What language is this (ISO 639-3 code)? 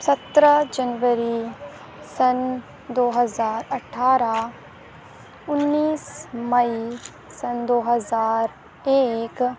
urd